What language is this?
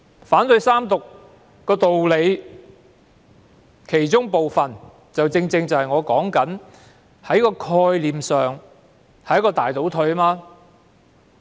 Cantonese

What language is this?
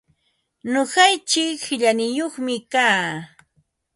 Ambo-Pasco Quechua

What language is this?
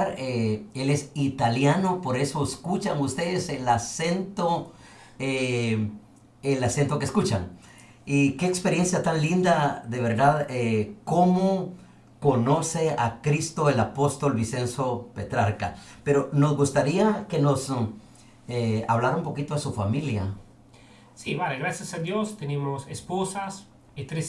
Spanish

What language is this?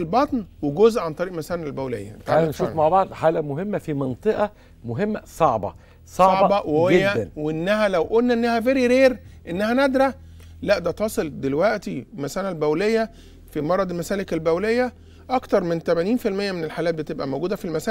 Arabic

